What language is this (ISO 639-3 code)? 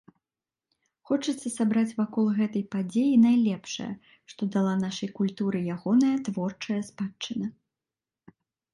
bel